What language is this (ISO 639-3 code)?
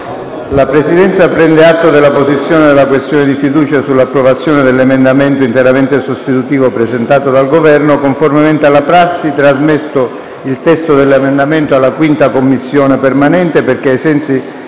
ita